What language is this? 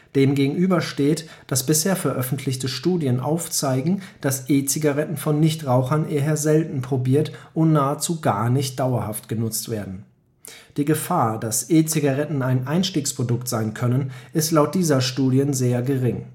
German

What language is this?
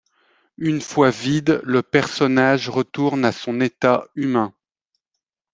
French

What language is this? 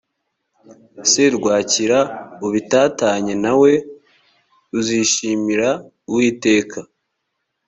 Kinyarwanda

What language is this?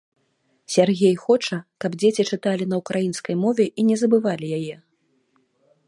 Belarusian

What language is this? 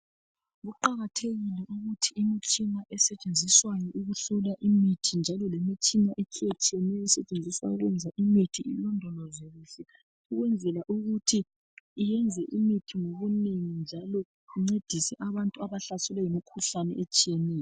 North Ndebele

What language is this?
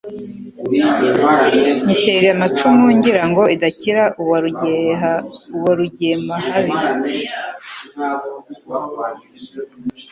Kinyarwanda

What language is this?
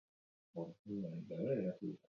Basque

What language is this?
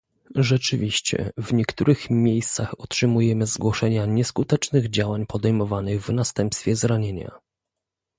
Polish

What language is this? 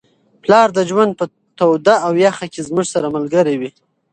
Pashto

